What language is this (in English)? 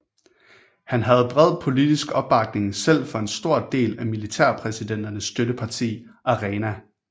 Danish